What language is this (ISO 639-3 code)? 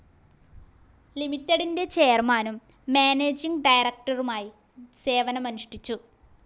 mal